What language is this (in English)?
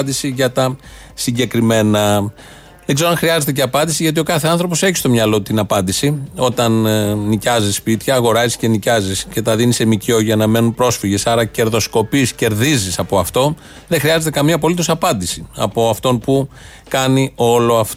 Greek